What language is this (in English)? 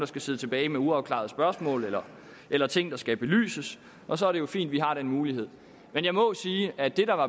Danish